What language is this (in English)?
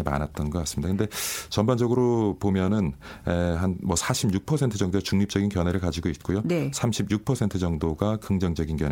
Korean